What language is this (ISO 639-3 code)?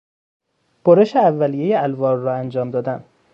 fas